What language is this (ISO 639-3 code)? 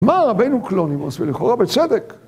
heb